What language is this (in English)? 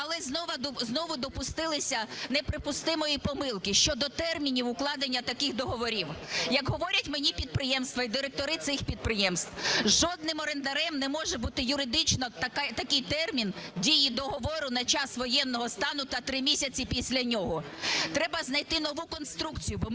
Ukrainian